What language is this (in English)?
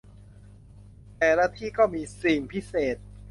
Thai